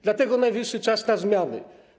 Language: Polish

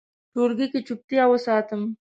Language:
Pashto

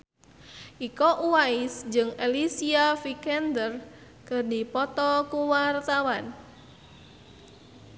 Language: Sundanese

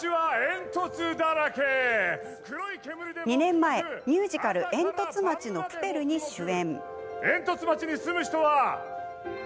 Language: Japanese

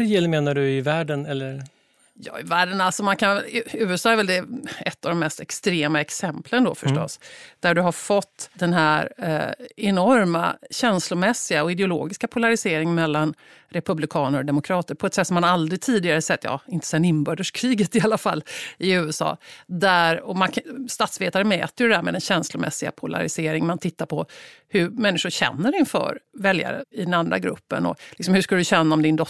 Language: Swedish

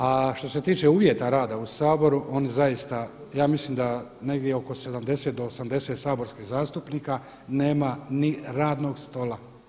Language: Croatian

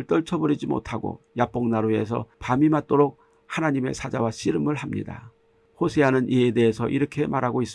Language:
Korean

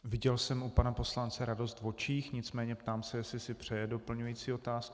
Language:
Czech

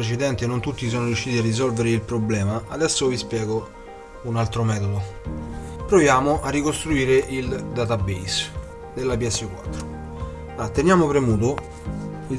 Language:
Italian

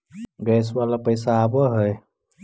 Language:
Magahi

